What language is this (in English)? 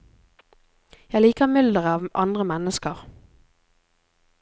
Norwegian